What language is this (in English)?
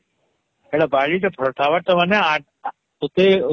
Odia